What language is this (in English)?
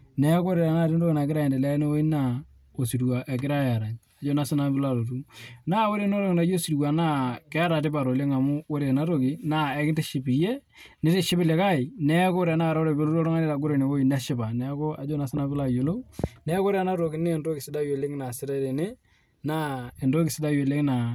Masai